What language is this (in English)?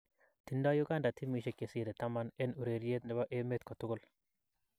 Kalenjin